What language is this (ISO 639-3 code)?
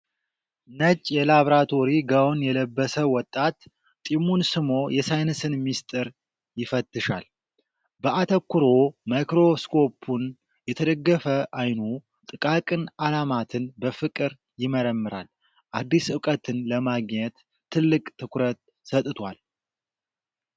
amh